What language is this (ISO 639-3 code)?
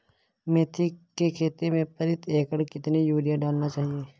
hin